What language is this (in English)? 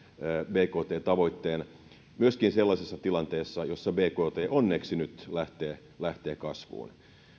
Finnish